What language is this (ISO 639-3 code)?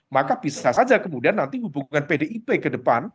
ind